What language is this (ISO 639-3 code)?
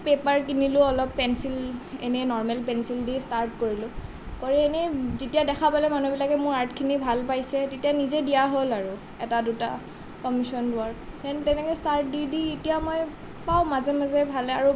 asm